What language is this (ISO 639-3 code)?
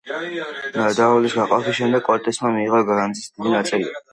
kat